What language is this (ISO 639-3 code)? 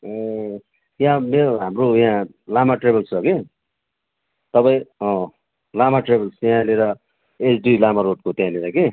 nep